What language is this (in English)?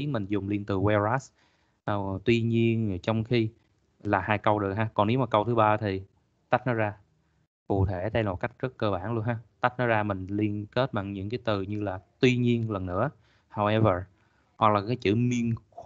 Vietnamese